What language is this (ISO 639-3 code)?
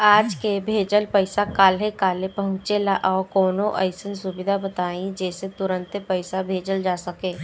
bho